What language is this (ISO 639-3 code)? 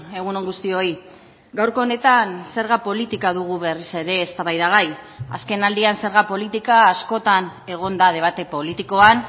eus